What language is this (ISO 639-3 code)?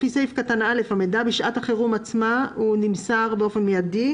heb